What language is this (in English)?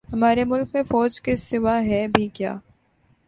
Urdu